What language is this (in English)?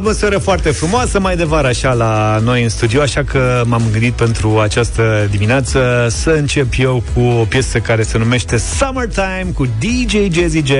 Romanian